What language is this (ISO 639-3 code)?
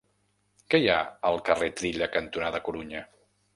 cat